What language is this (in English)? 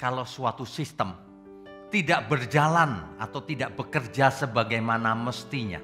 Indonesian